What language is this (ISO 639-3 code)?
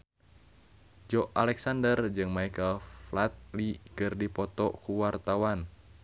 sun